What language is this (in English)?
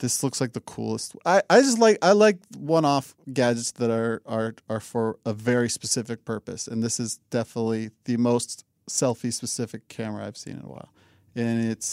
English